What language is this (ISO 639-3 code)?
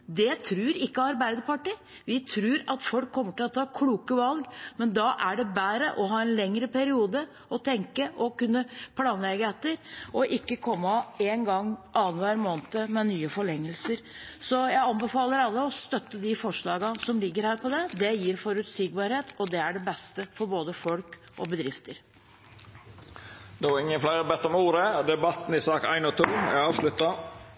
nor